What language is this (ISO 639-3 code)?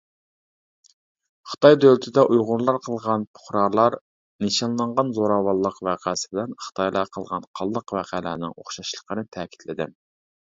uig